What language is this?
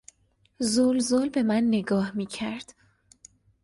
Persian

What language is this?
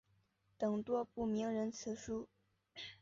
Chinese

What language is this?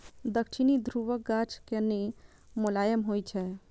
Maithili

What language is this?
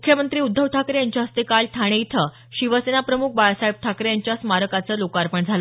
Marathi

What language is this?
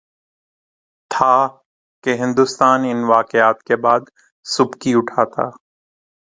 Urdu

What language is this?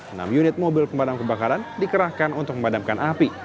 Indonesian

